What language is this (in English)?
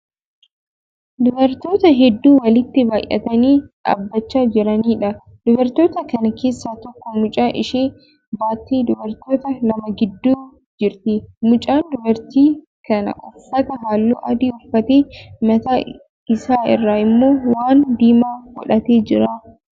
Oromo